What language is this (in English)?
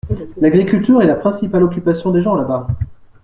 French